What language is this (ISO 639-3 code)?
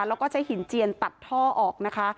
tha